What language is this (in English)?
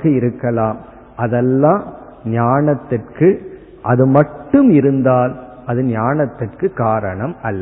Tamil